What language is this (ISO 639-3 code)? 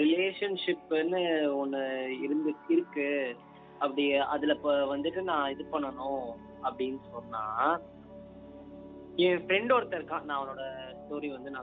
tam